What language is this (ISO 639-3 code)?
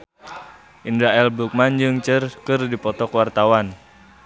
sun